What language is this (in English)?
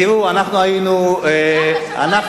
Hebrew